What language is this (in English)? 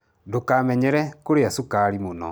Kikuyu